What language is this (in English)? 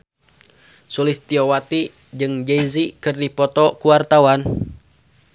Sundanese